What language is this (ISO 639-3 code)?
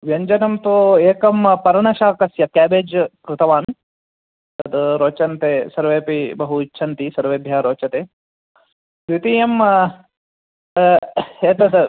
san